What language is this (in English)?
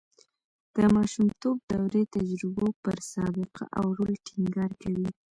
Pashto